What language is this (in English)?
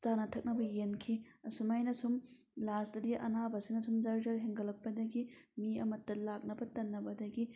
Manipuri